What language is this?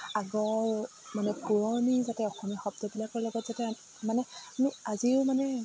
Assamese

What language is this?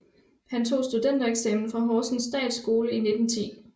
Danish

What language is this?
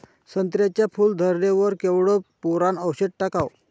Marathi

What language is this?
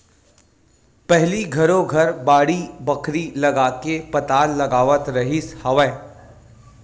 Chhattisgarhi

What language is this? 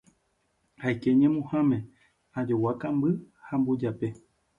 Guarani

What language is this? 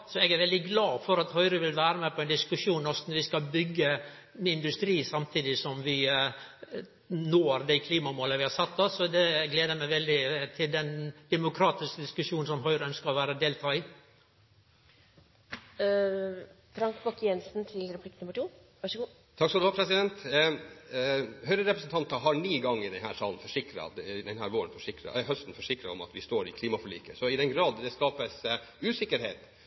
Norwegian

